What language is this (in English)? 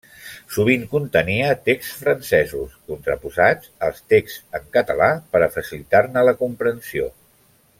Catalan